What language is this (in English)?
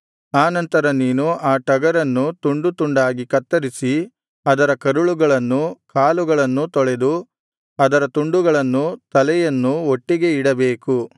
Kannada